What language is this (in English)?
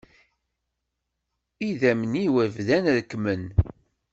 Kabyle